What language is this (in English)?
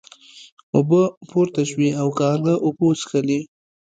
Pashto